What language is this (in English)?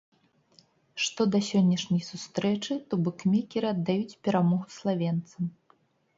Belarusian